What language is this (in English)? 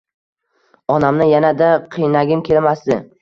Uzbek